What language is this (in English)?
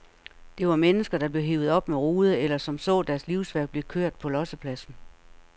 Danish